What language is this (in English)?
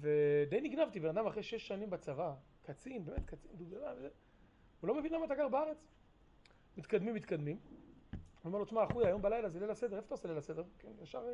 Hebrew